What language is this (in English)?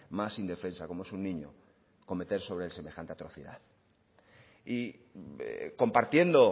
Spanish